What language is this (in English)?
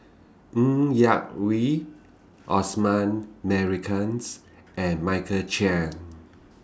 English